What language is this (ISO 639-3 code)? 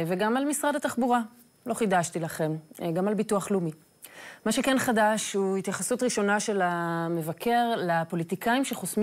heb